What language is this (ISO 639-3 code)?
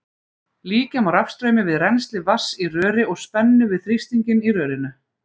isl